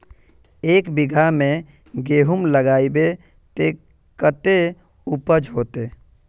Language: Magahi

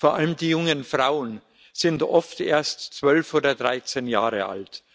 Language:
German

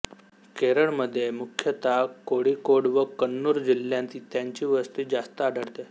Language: Marathi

